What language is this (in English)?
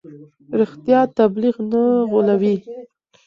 Pashto